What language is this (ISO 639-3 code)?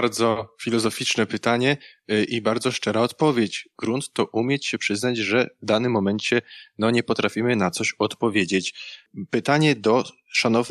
pol